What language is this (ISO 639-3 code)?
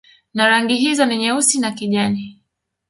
swa